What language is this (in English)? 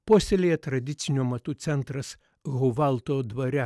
Lithuanian